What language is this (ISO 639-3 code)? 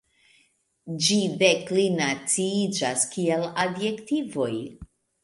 epo